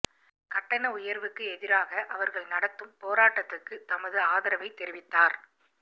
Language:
Tamil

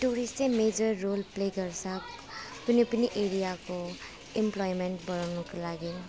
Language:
Nepali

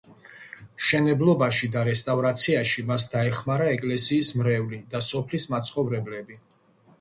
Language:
Georgian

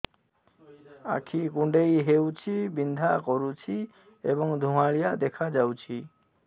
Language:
Odia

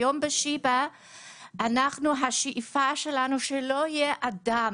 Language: Hebrew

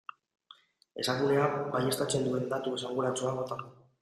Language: Basque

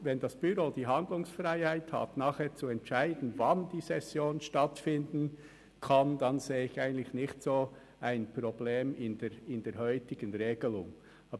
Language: Swiss German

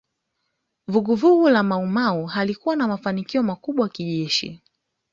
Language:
Swahili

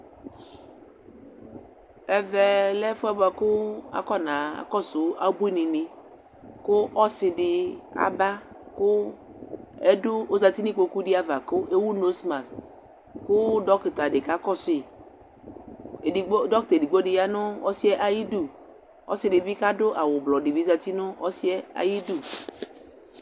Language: Ikposo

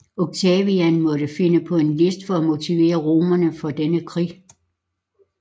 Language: Danish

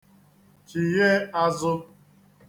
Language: Igbo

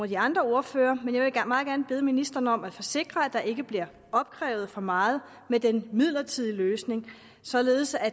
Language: Danish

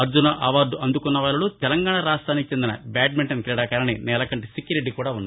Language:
Telugu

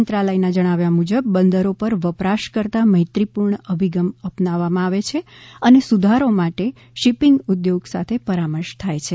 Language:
Gujarati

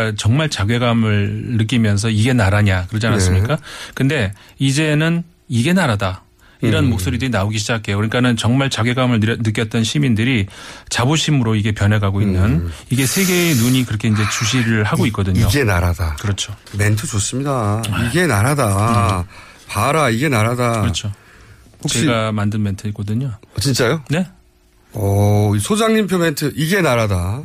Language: Korean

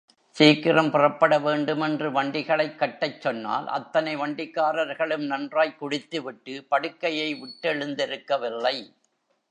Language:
Tamil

